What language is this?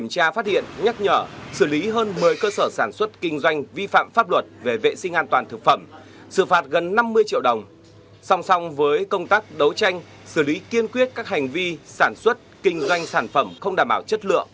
Vietnamese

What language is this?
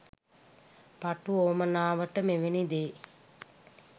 Sinhala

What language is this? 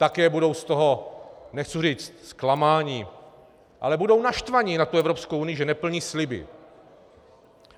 Czech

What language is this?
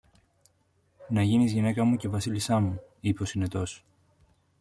Greek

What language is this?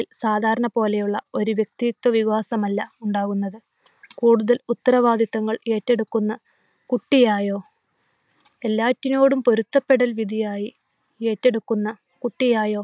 Malayalam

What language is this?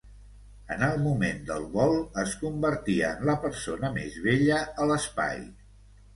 Catalan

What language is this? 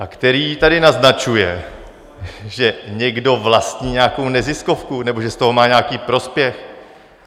Czech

